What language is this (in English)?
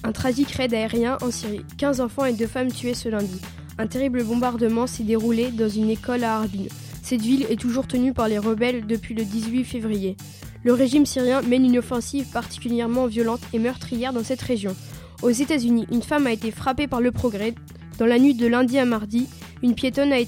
French